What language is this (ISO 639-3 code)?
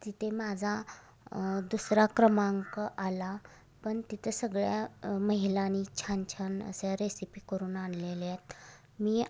mar